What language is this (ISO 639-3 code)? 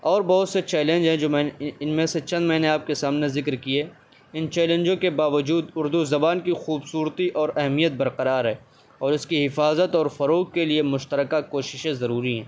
urd